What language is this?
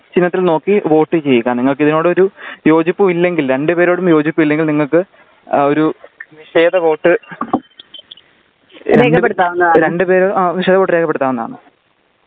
Malayalam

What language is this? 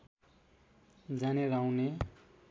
Nepali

